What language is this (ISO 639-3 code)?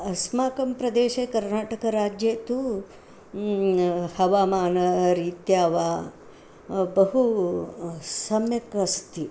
san